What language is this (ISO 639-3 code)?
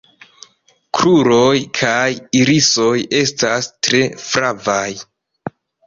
epo